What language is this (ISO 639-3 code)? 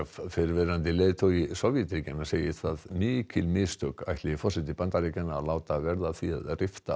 isl